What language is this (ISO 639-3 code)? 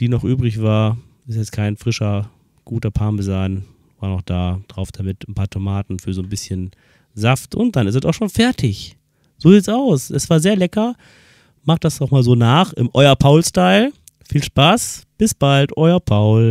deu